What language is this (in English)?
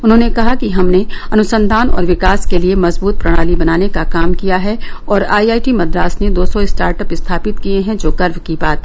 Hindi